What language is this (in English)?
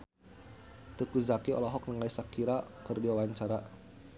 Sundanese